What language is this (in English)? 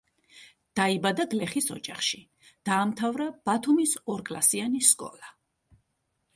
Georgian